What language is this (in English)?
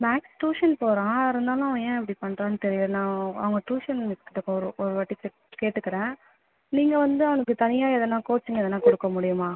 Tamil